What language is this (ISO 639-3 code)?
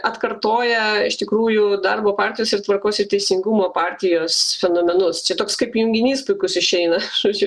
lit